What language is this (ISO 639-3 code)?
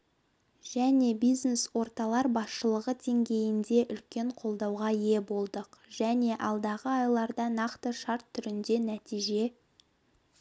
kaz